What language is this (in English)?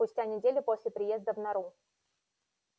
Russian